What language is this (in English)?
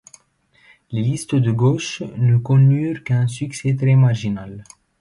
French